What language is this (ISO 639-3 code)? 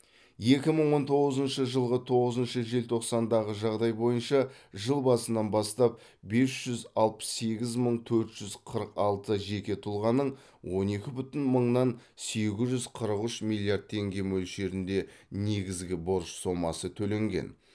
kaz